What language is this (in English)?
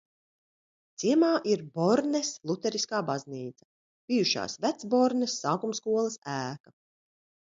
Latvian